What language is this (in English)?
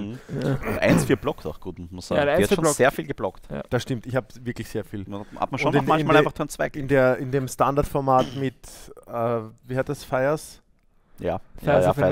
German